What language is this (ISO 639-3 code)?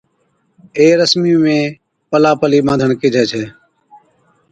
odk